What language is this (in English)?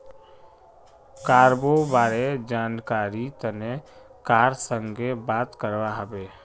Magahi